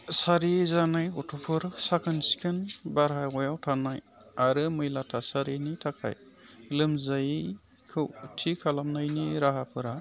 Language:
Bodo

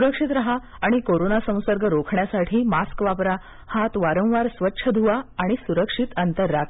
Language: Marathi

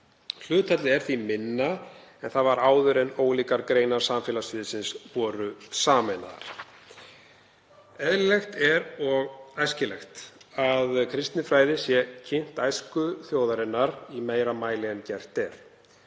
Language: Icelandic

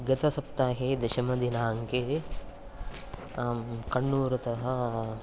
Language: Sanskrit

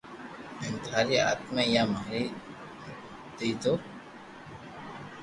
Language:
Loarki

